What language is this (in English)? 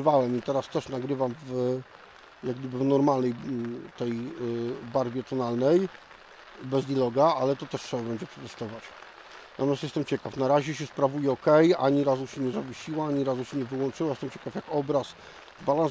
Polish